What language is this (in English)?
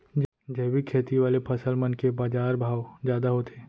Chhattisgarhi